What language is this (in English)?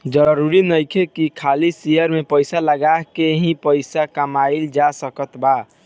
Bhojpuri